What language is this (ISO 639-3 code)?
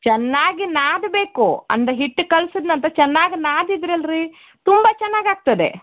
kan